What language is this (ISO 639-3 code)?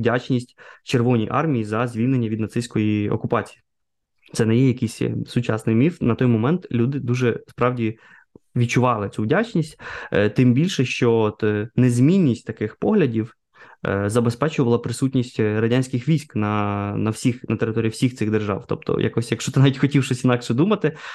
ukr